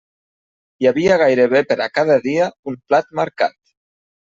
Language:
Catalan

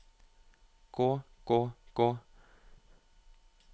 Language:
Norwegian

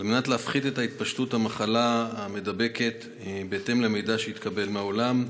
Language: Hebrew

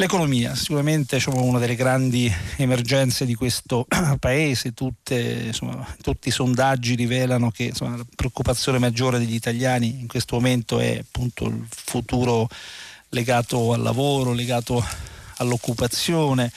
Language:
Italian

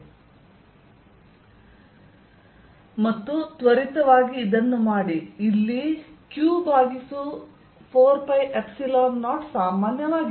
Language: Kannada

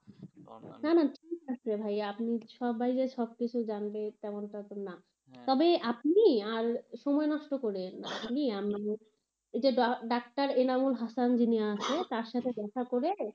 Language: Bangla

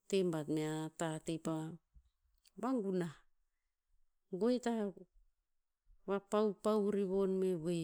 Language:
Tinputz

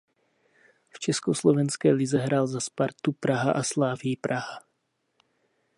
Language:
Czech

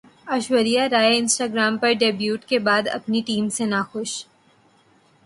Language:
Urdu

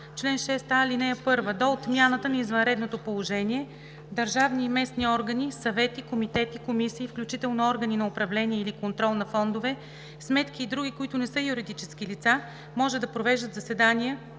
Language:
Bulgarian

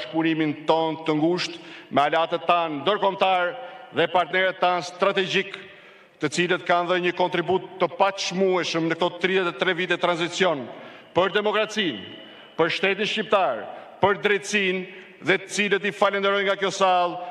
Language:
Romanian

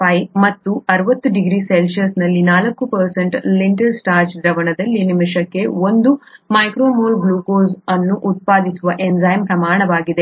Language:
Kannada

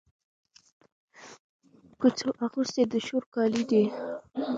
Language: Pashto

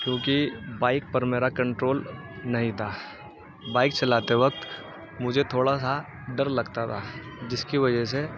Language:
Urdu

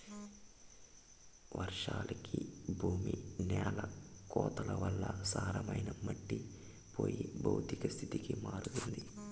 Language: Telugu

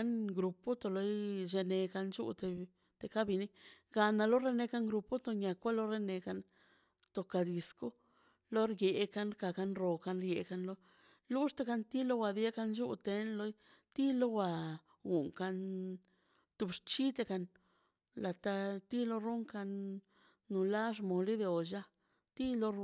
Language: Mazaltepec Zapotec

